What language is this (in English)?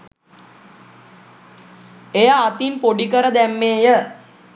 Sinhala